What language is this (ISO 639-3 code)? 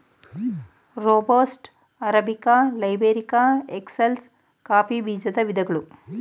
kan